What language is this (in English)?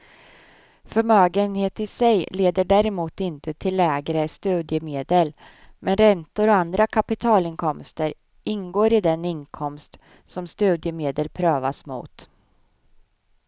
Swedish